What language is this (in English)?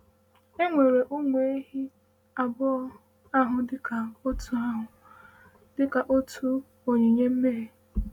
Igbo